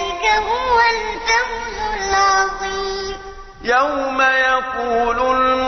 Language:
Arabic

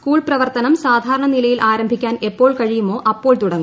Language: Malayalam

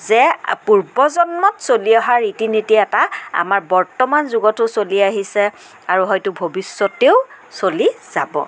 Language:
Assamese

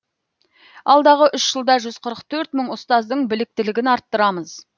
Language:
Kazakh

